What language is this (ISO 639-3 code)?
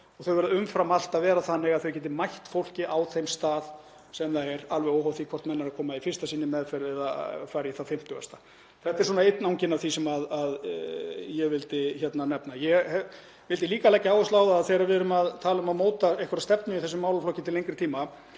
isl